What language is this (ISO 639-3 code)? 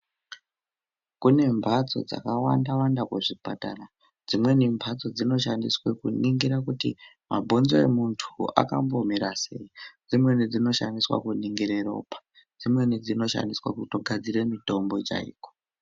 ndc